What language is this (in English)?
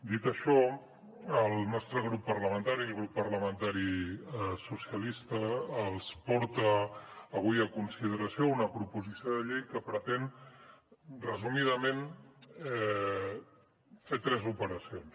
Catalan